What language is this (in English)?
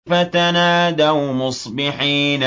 Arabic